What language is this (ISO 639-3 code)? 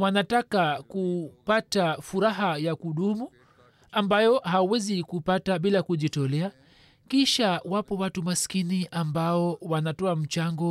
swa